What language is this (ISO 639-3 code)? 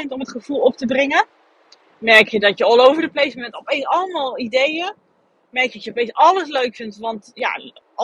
nld